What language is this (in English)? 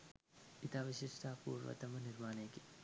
Sinhala